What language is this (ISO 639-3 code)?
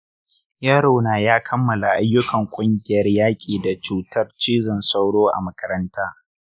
hau